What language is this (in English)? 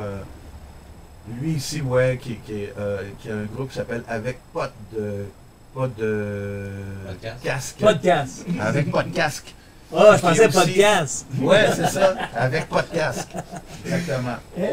French